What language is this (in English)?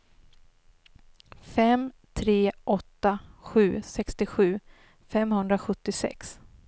Swedish